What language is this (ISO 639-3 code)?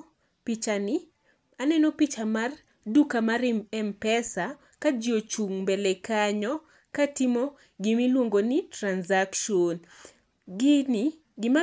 luo